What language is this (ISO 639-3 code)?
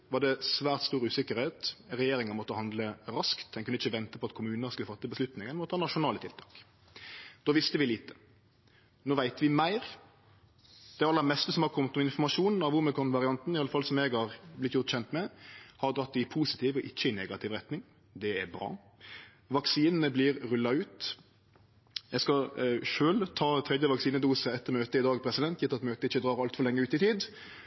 nno